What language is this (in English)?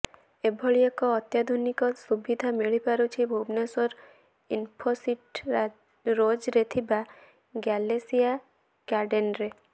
Odia